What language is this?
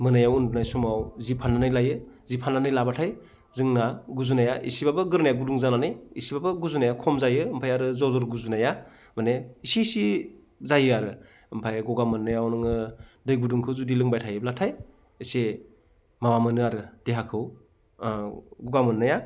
Bodo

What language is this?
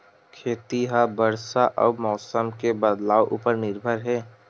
Chhattisgarhi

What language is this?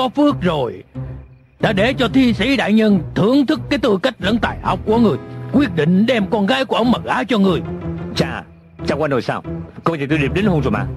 Vietnamese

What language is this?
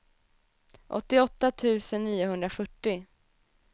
Swedish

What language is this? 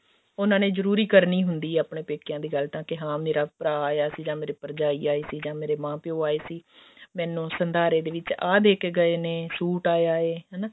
Punjabi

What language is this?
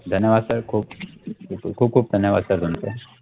Marathi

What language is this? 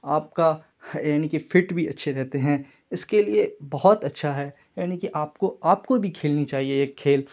Urdu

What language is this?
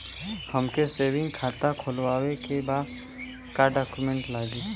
Bhojpuri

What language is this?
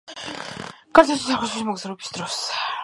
Georgian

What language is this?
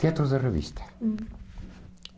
Portuguese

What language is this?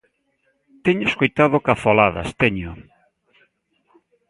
Galician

